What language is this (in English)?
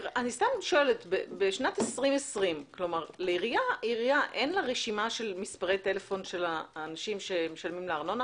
Hebrew